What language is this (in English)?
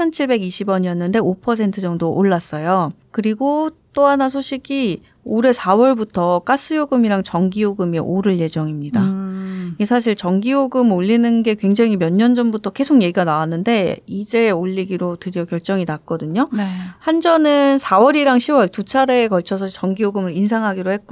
Korean